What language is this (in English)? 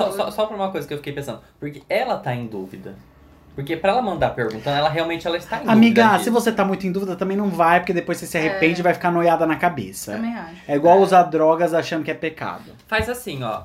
Portuguese